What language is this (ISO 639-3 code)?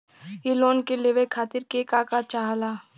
bho